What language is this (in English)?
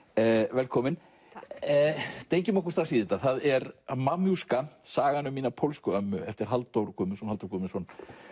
Icelandic